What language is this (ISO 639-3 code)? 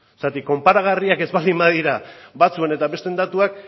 eus